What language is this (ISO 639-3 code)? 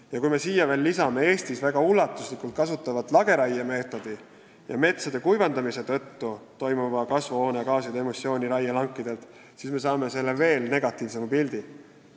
est